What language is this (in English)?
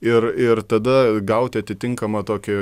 Lithuanian